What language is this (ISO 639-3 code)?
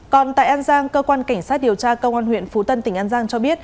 vie